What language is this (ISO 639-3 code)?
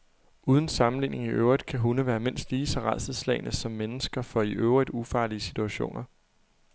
dan